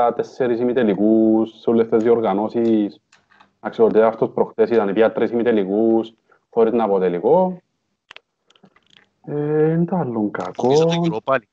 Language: Greek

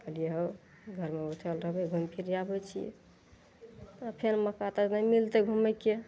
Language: Maithili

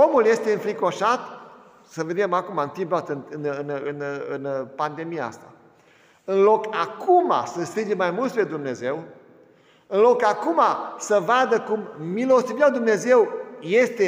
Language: Romanian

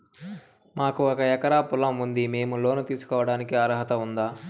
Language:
Telugu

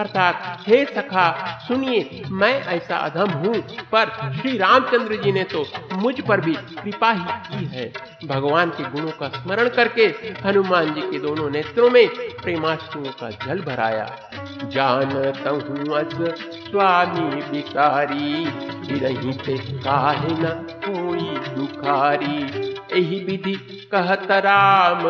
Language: Hindi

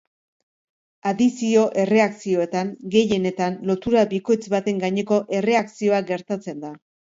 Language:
Basque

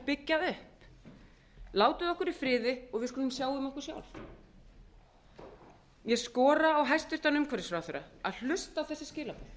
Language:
Icelandic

